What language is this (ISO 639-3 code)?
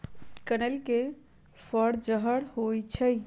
mag